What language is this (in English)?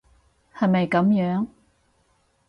Cantonese